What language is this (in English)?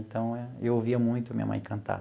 Portuguese